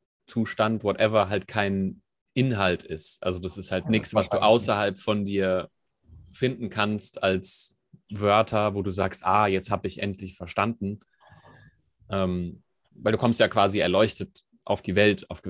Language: German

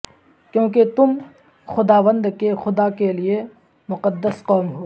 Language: Urdu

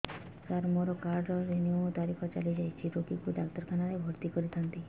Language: Odia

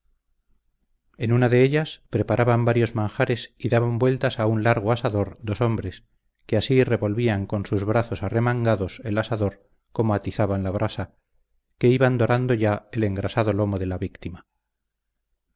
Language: Spanish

